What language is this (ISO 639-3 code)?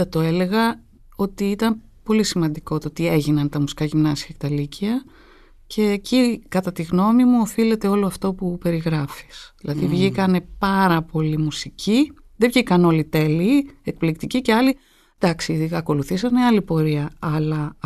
ell